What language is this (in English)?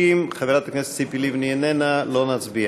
Hebrew